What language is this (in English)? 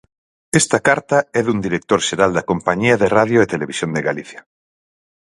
Galician